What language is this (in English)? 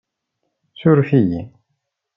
Kabyle